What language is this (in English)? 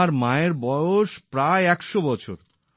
Bangla